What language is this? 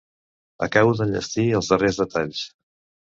Catalan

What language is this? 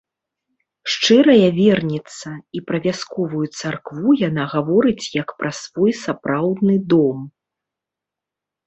Belarusian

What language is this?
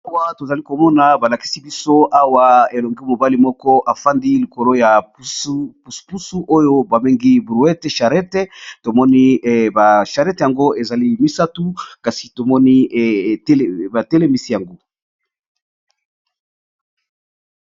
Lingala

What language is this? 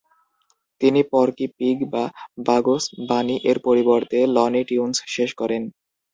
Bangla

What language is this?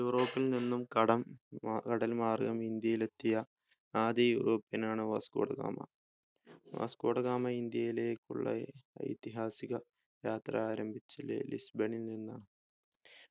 Malayalam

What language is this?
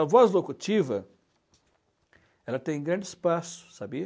Portuguese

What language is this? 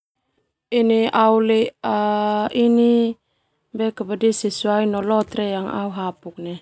Termanu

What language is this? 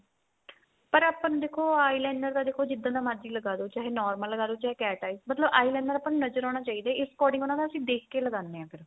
Punjabi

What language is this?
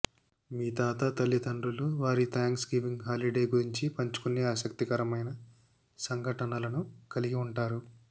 Telugu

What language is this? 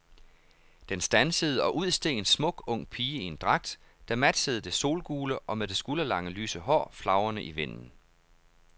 Danish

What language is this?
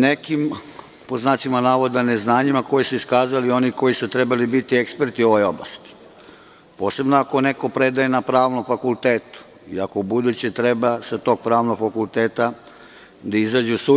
Serbian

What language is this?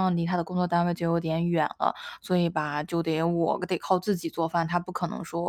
Chinese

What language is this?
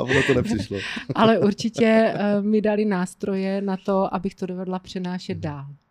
Czech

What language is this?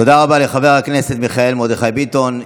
Hebrew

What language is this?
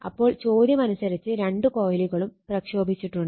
Malayalam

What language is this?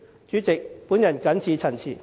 Cantonese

